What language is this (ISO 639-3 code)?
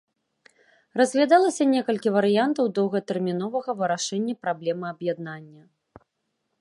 bel